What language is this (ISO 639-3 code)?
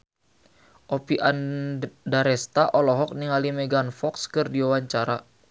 sun